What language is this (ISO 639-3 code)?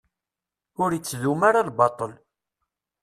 kab